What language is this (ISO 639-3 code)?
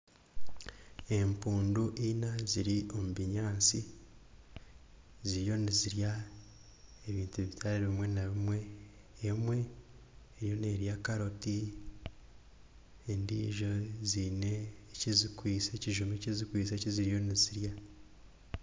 nyn